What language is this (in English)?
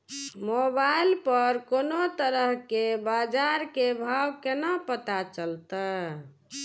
Maithili